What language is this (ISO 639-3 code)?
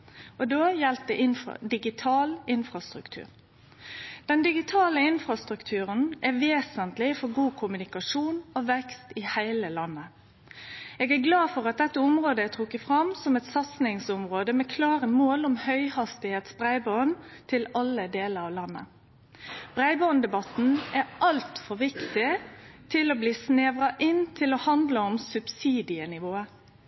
nno